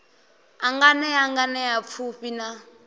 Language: Venda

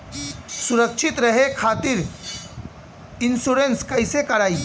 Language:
Bhojpuri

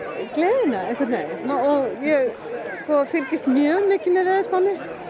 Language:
Icelandic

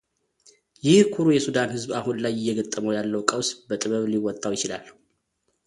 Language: Amharic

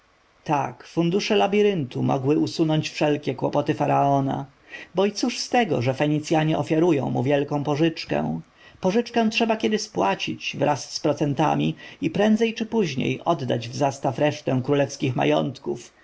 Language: Polish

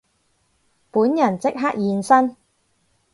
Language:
Cantonese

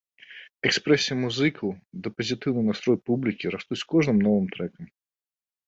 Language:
Belarusian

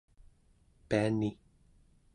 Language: Central Yupik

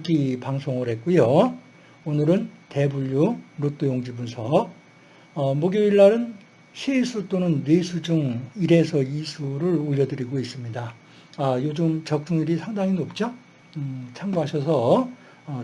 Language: Korean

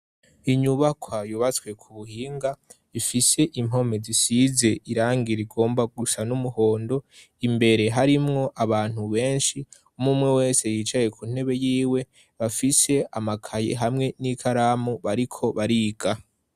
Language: Rundi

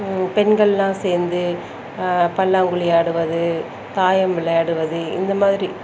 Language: Tamil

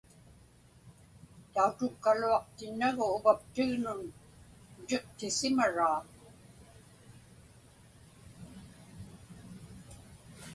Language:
Inupiaq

